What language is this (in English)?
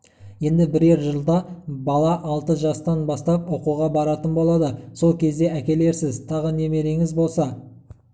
Kazakh